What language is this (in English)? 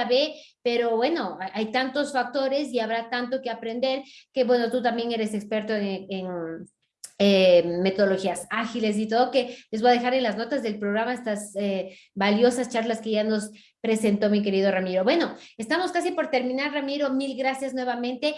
Spanish